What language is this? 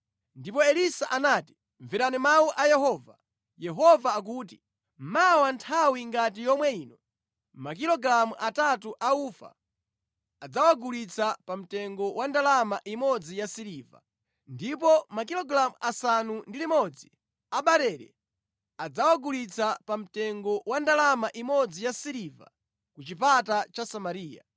Nyanja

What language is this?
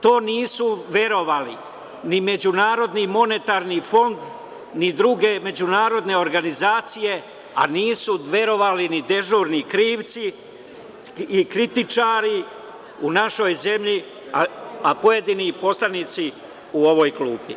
Serbian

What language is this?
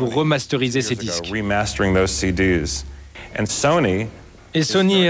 French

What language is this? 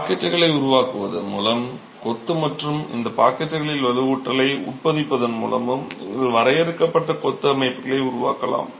Tamil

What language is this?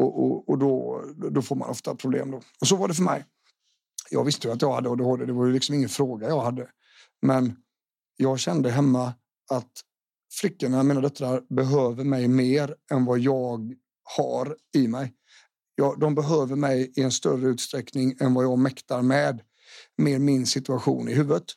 Swedish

